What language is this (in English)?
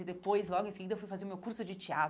Portuguese